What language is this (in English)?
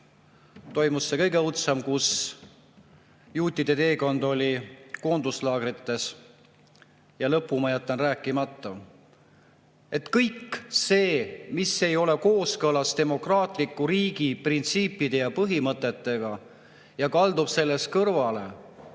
Estonian